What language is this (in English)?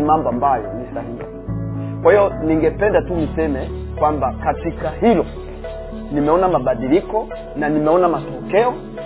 Swahili